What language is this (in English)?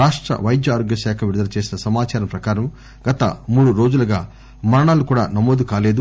Telugu